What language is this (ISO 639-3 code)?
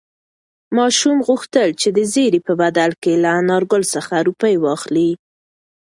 pus